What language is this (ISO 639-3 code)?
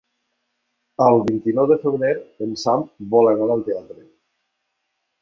cat